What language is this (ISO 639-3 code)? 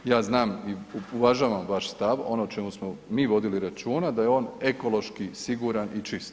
hrv